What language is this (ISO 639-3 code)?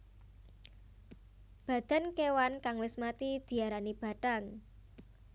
jav